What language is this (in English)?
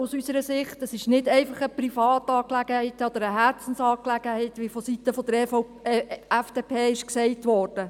Swiss German